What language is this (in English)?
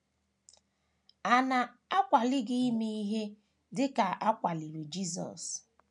Igbo